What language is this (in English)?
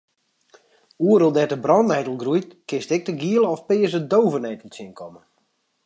Western Frisian